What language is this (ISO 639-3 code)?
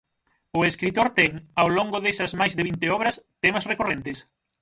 glg